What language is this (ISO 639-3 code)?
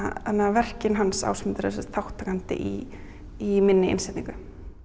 isl